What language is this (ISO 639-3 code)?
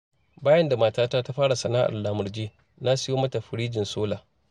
hau